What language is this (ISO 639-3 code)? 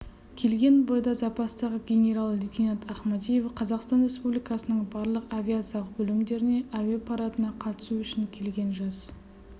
kaz